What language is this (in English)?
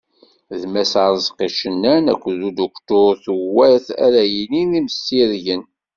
Kabyle